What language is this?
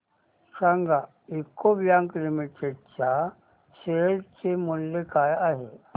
Marathi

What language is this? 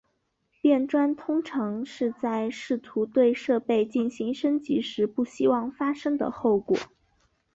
Chinese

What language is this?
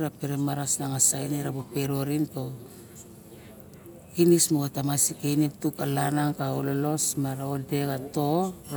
Barok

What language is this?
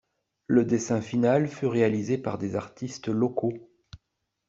French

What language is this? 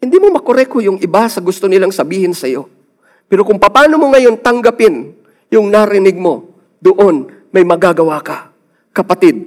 Filipino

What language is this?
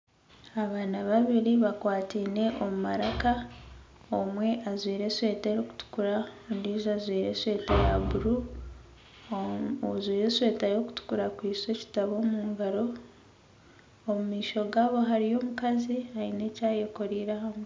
Nyankole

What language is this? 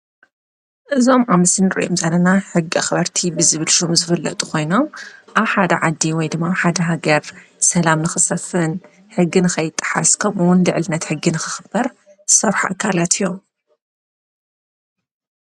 Tigrinya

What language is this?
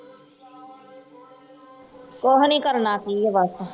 Punjabi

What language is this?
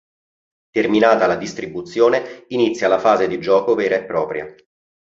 Italian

